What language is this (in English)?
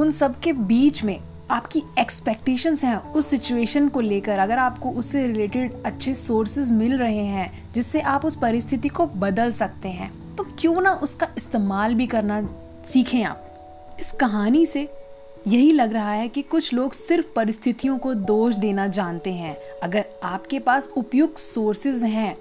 Hindi